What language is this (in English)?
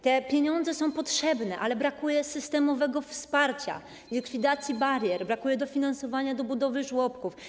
Polish